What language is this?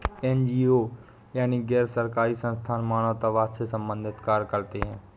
Hindi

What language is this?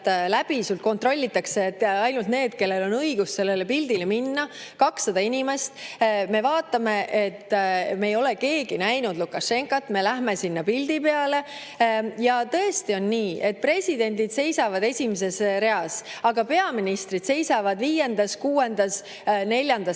Estonian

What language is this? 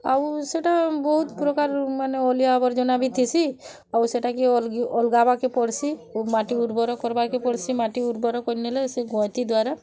Odia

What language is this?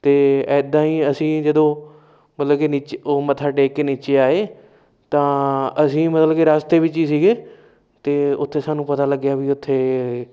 Punjabi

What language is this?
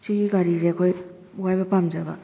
Manipuri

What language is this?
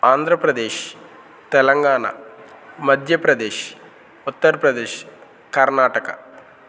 Telugu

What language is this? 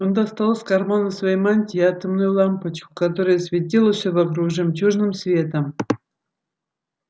Russian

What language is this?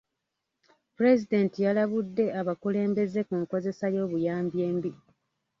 Ganda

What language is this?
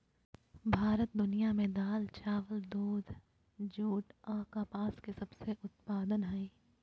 Magahi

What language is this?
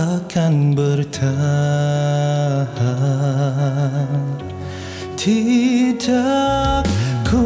Malay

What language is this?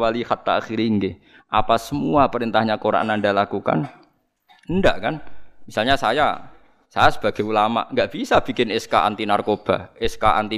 Indonesian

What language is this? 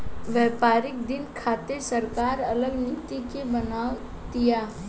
Bhojpuri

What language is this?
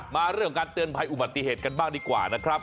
Thai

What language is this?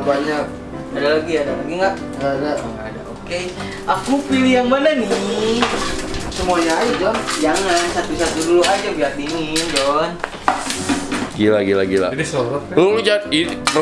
Indonesian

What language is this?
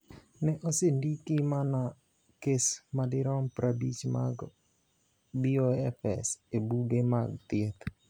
Luo (Kenya and Tanzania)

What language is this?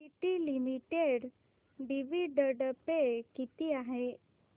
Marathi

